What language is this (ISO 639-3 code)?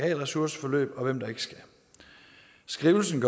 dan